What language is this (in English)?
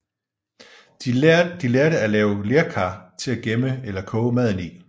Danish